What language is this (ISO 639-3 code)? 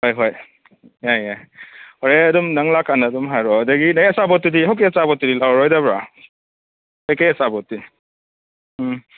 mni